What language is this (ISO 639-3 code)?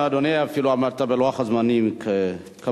heb